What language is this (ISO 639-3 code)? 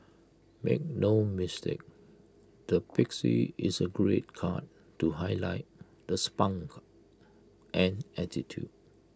eng